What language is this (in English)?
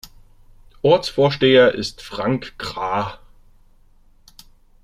German